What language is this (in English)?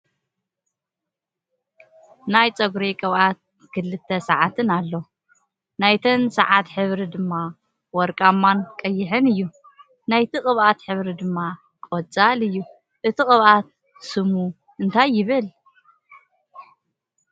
Tigrinya